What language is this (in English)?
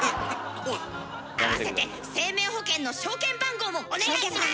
Japanese